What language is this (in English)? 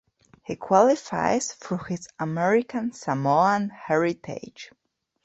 English